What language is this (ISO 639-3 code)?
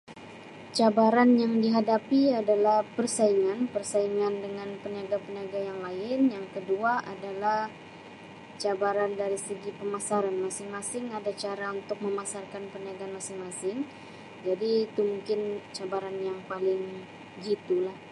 msi